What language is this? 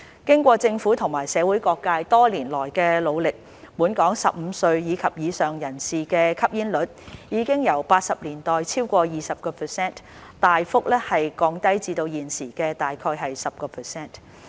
Cantonese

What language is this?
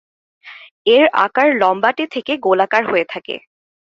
Bangla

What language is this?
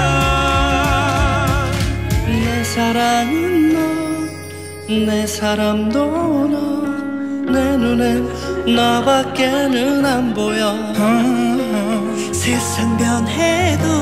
Korean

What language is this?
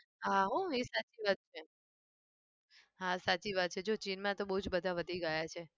Gujarati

